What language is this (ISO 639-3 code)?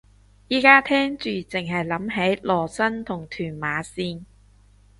yue